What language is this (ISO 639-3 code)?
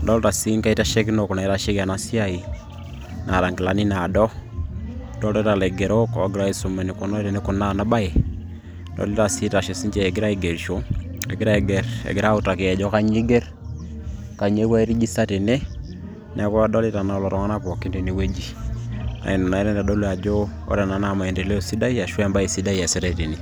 mas